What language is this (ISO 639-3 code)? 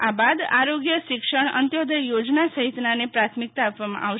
guj